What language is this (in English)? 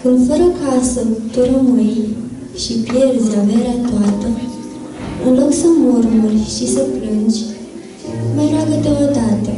Romanian